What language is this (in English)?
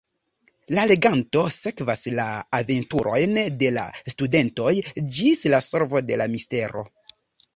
Esperanto